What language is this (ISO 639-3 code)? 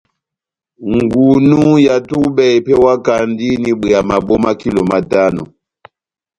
bnm